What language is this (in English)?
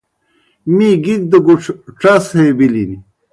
Kohistani Shina